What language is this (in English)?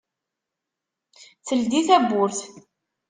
Kabyle